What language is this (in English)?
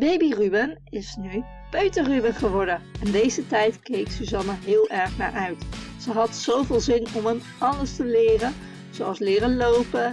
Dutch